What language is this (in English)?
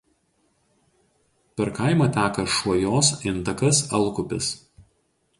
Lithuanian